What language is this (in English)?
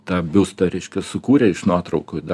Lithuanian